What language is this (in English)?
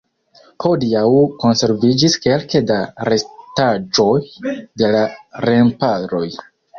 Esperanto